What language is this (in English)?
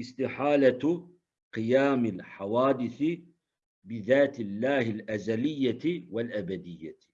Turkish